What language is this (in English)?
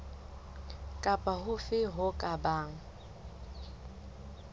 Southern Sotho